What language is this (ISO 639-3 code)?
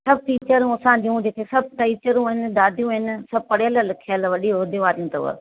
snd